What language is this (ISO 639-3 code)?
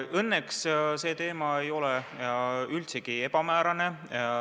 est